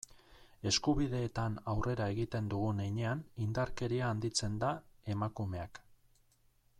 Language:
Basque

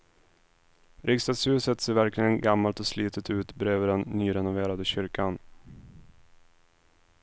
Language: Swedish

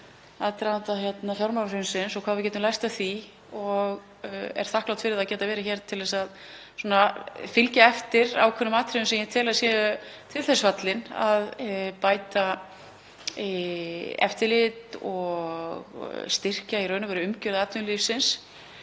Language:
Icelandic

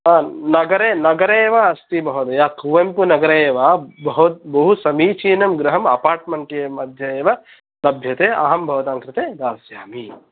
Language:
Sanskrit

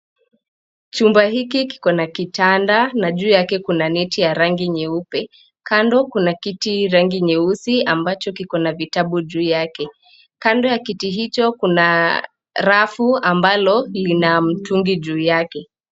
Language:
Swahili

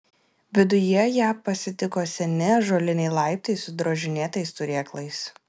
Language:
Lithuanian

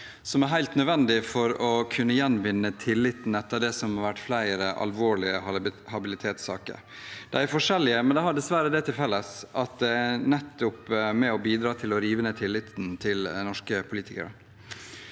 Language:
Norwegian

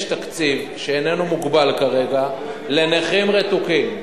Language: Hebrew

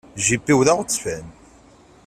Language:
Kabyle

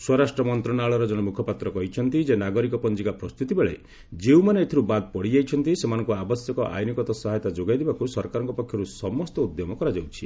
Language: Odia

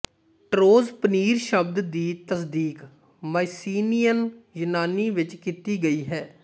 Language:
Punjabi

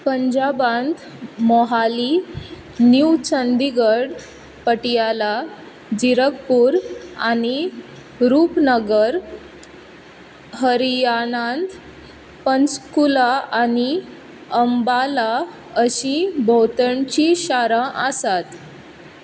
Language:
Konkani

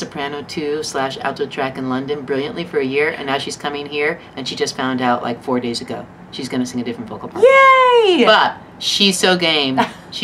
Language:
English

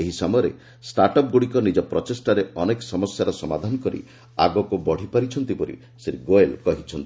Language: Odia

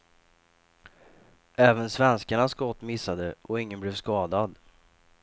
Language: Swedish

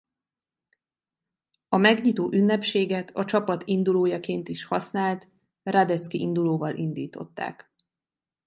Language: Hungarian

